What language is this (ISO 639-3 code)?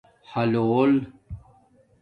dmk